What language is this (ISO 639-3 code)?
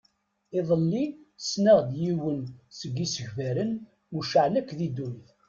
kab